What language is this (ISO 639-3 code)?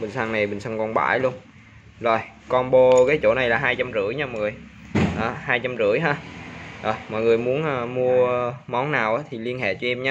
vie